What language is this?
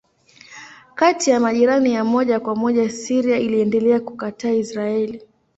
Swahili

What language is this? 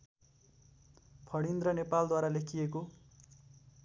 Nepali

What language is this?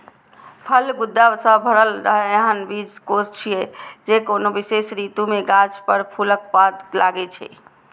Maithili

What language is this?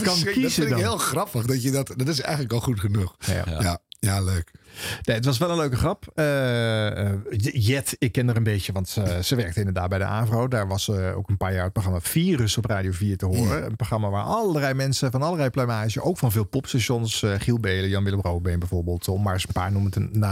Dutch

